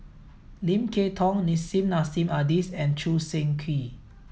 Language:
English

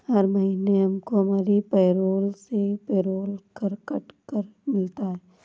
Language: Hindi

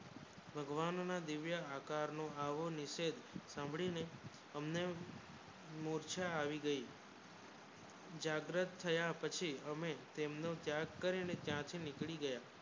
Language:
Gujarati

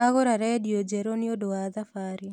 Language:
Kikuyu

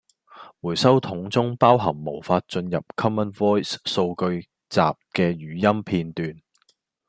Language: Cantonese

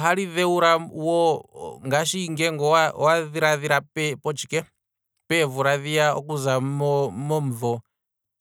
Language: Kwambi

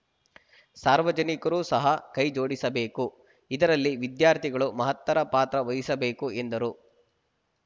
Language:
Kannada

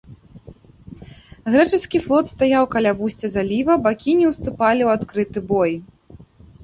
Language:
Belarusian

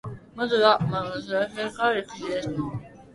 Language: Japanese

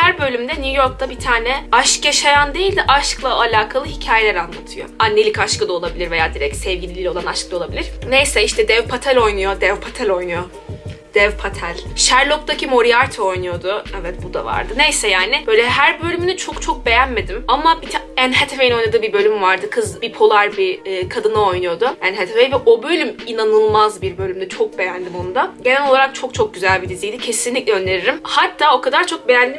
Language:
Turkish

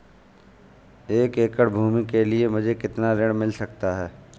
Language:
Hindi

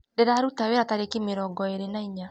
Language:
Kikuyu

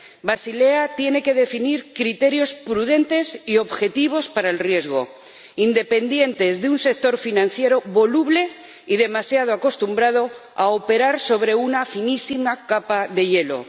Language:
Spanish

